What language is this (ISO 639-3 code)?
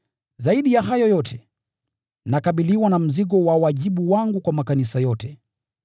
swa